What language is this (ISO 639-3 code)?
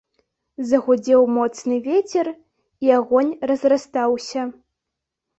bel